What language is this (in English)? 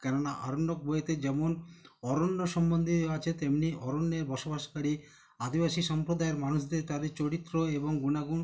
Bangla